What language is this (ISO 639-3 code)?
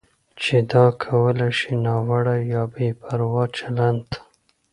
pus